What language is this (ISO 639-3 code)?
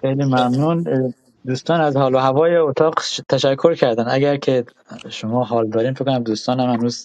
fas